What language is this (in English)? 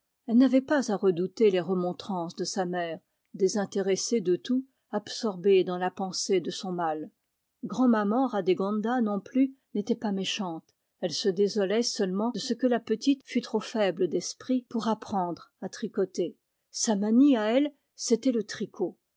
French